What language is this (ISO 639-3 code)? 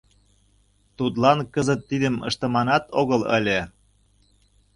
chm